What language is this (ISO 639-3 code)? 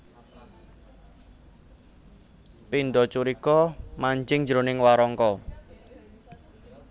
jav